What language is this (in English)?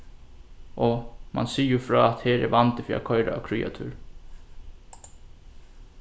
Faroese